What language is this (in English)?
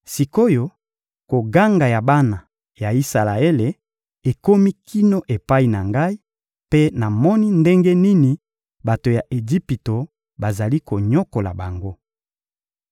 Lingala